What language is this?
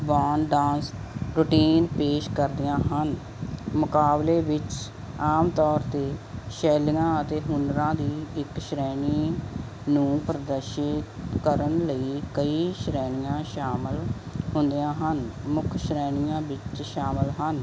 Punjabi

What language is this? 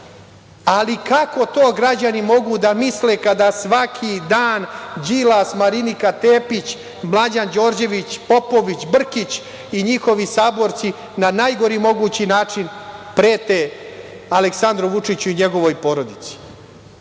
Serbian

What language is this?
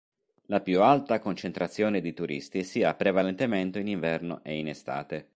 Italian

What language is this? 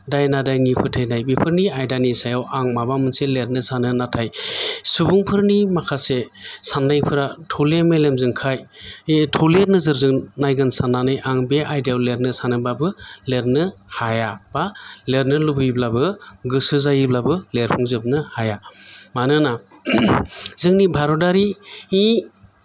Bodo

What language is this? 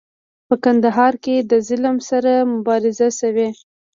Pashto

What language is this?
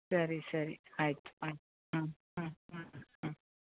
Kannada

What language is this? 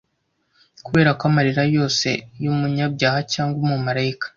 Kinyarwanda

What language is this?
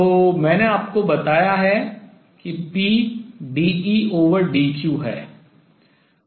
Hindi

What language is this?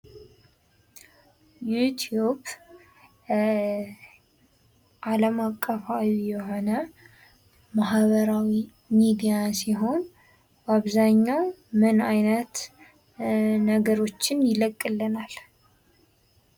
Amharic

